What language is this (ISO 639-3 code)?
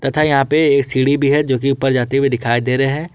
hin